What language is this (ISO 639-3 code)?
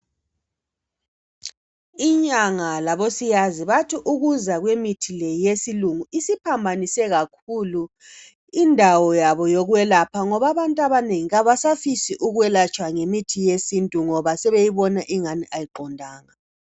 nde